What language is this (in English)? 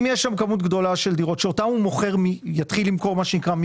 Hebrew